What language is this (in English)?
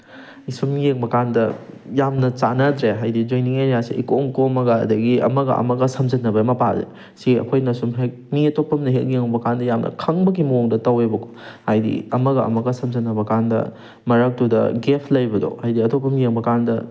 Manipuri